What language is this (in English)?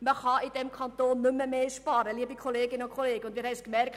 Swiss German